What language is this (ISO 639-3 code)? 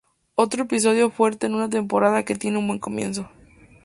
spa